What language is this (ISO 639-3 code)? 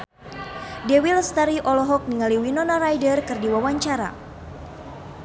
sun